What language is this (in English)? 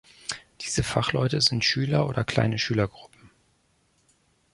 German